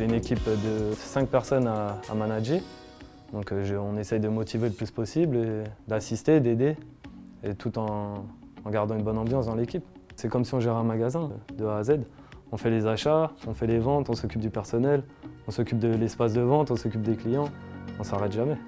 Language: French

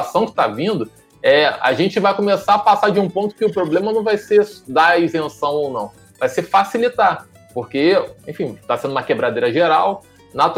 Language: Portuguese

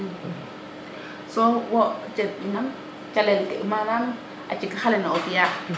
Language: Serer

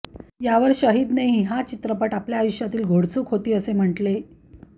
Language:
Marathi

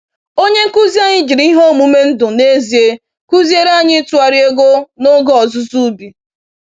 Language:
Igbo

